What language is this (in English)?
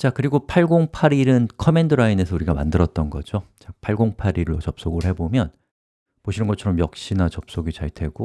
Korean